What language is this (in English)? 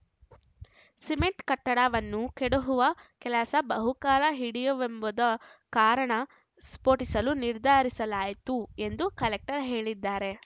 Kannada